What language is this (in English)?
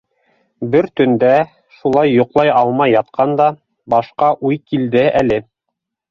Bashkir